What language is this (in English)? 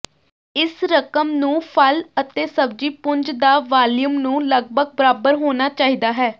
Punjabi